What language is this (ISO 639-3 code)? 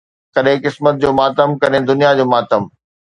snd